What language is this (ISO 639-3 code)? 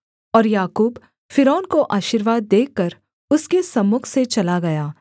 hin